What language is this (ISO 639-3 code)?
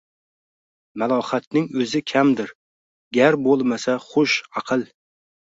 uzb